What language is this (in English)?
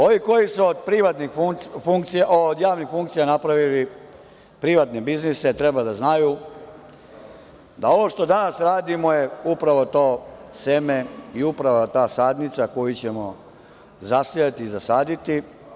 Serbian